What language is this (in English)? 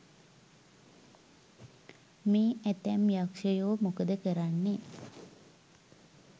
Sinhala